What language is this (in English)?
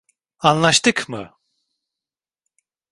Turkish